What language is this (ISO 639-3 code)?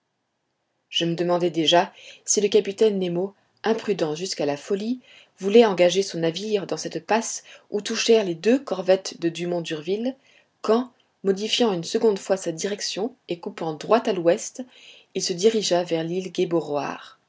fra